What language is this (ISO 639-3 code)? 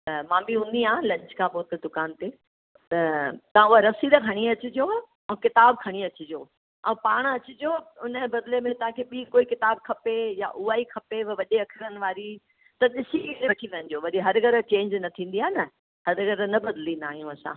snd